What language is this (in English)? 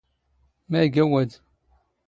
Standard Moroccan Tamazight